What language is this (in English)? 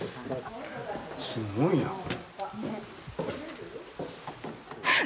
Japanese